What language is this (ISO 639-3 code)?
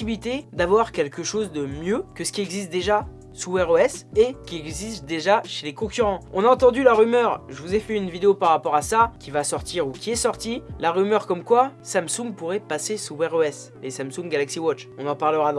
fra